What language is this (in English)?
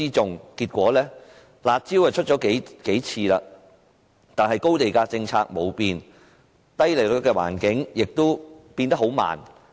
Cantonese